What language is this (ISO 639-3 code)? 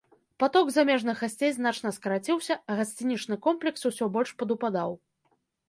bel